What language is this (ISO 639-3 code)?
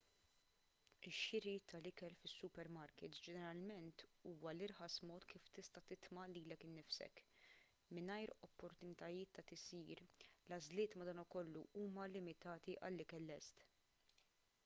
mlt